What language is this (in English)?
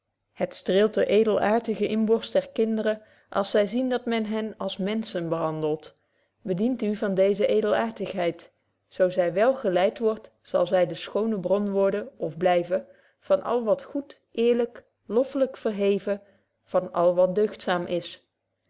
Dutch